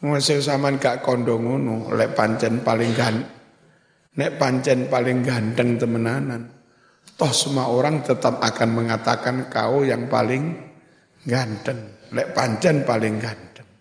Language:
Indonesian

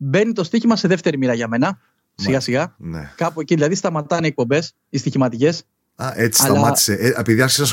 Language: Greek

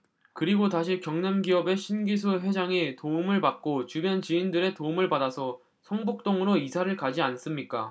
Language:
Korean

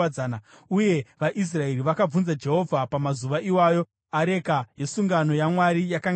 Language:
Shona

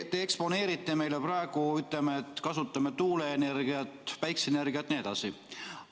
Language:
Estonian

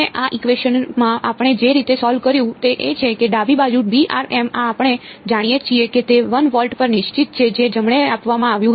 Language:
Gujarati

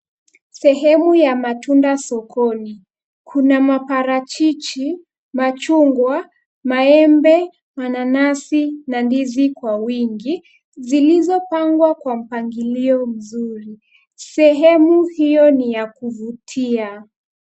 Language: Swahili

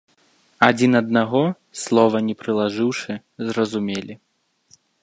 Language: Belarusian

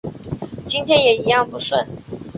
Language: Chinese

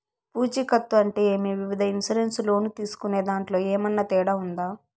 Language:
Telugu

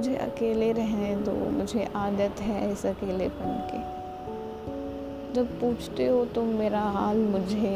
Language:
Hindi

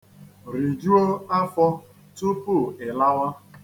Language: Igbo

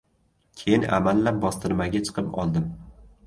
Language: Uzbek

